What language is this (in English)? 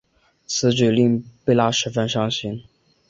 Chinese